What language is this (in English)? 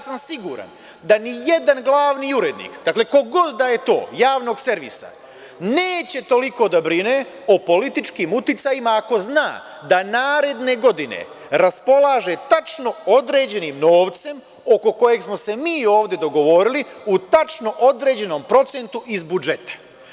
Serbian